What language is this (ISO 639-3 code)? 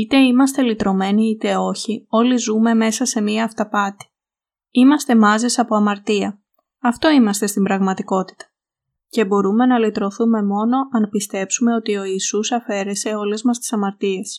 ell